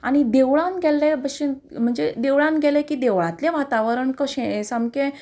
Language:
Konkani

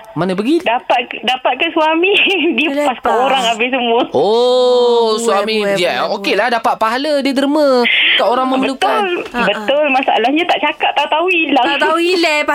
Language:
Malay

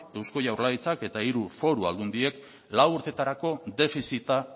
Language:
Basque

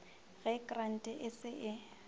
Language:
Northern Sotho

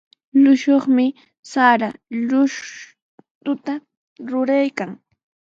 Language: Sihuas Ancash Quechua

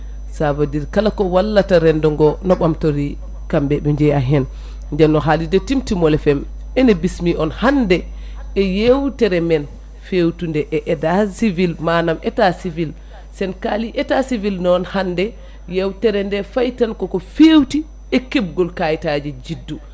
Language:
Fula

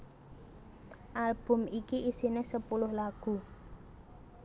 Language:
Javanese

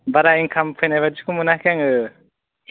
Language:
Bodo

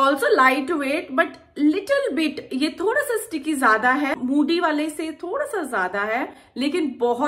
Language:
Hindi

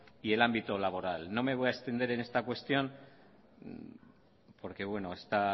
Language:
Spanish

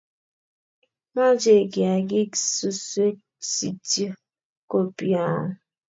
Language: Kalenjin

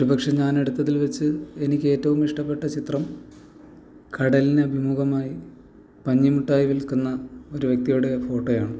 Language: Malayalam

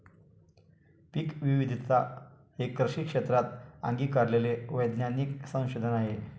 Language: Marathi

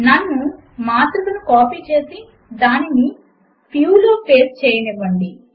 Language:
Telugu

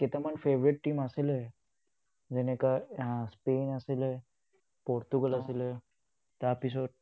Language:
Assamese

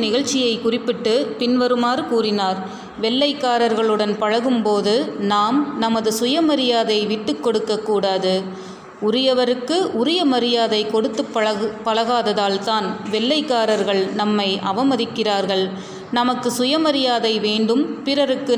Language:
Tamil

